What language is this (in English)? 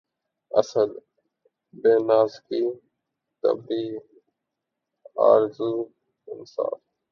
Urdu